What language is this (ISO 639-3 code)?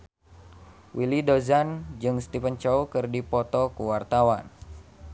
sun